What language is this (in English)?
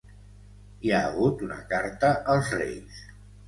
Catalan